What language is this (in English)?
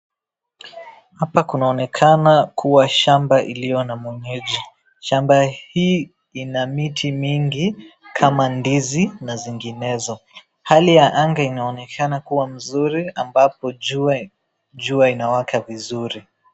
Swahili